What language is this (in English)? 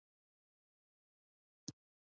Pashto